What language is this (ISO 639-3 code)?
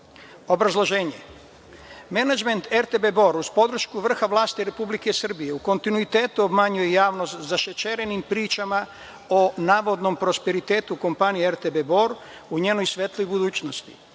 srp